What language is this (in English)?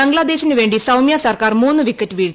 Malayalam